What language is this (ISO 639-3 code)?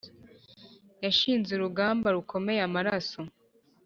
kin